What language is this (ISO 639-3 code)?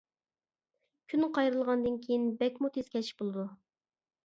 uig